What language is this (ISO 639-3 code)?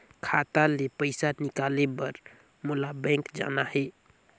hne